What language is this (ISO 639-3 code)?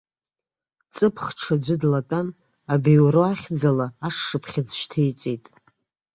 abk